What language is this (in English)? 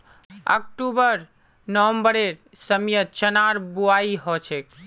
Magahi